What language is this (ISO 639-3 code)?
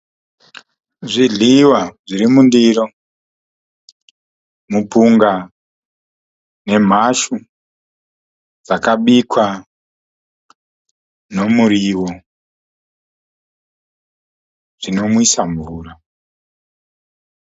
sna